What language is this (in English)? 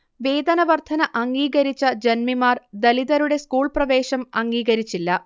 Malayalam